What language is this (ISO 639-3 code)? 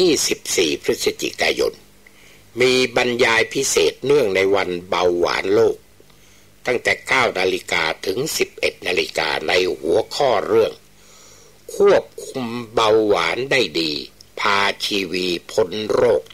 tha